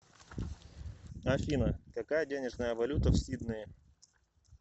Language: Russian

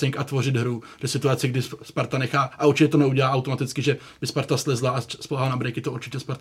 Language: Czech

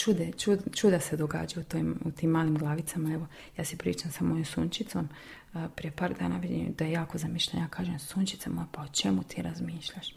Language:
Croatian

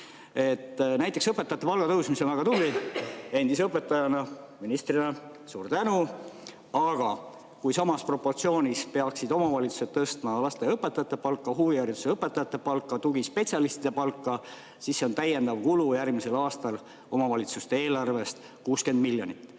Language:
Estonian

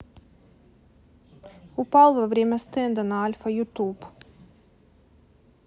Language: Russian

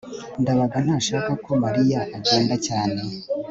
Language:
Kinyarwanda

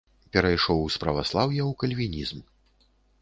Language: Belarusian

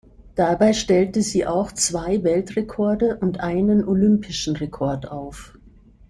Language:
German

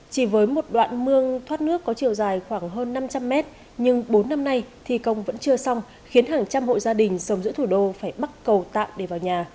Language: Vietnamese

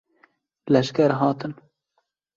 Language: Kurdish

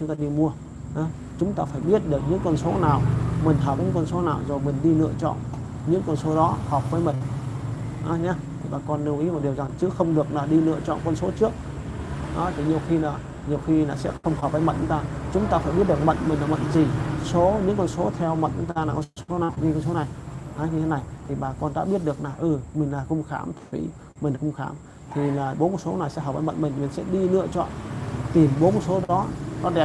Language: Vietnamese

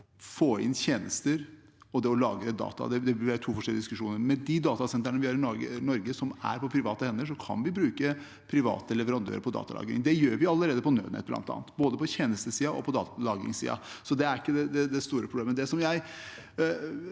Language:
Norwegian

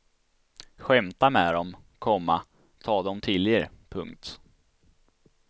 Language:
Swedish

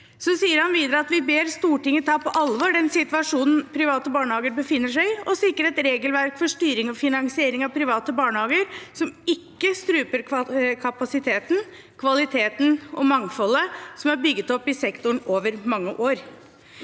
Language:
Norwegian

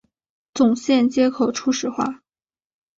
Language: Chinese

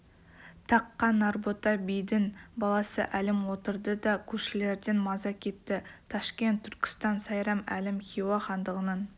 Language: Kazakh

